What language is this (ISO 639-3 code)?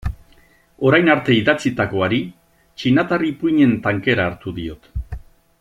eus